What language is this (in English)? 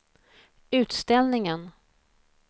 Swedish